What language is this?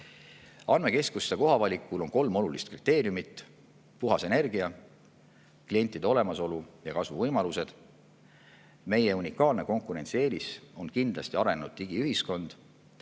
Estonian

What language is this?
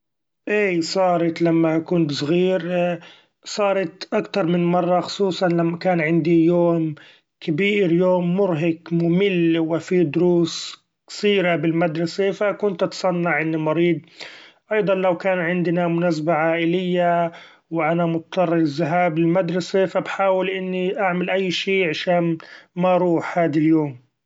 Gulf Arabic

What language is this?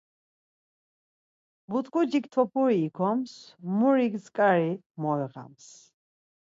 Laz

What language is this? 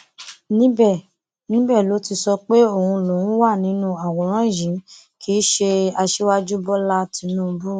Yoruba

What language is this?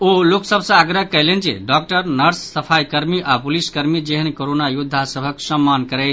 Maithili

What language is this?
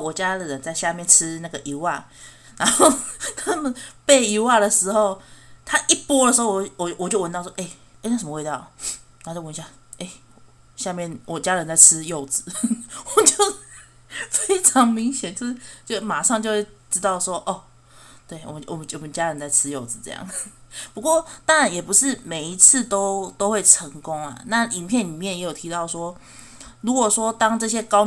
Chinese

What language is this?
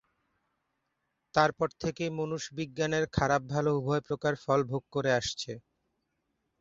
Bangla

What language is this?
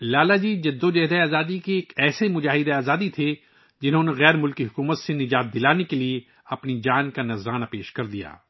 Urdu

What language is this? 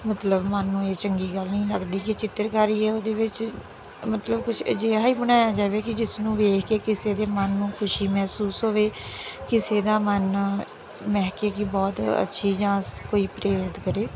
Punjabi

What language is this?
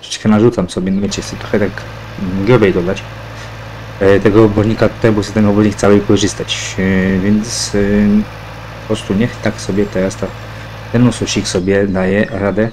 Polish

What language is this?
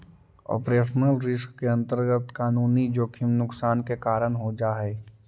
Magahi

